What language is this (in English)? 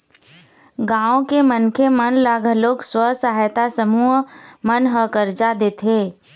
Chhattisgarhi